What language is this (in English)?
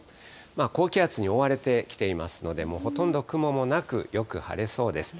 Japanese